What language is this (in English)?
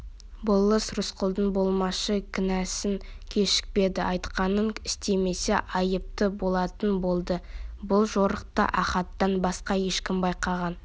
Kazakh